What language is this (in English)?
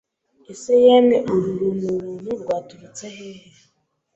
Kinyarwanda